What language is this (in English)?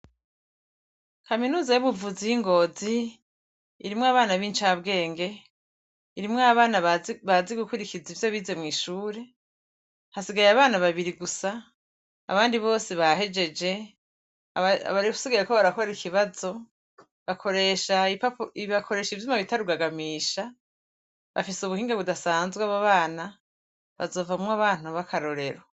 Rundi